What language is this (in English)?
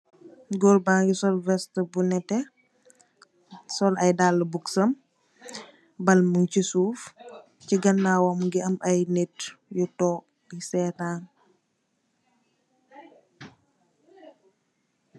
Wolof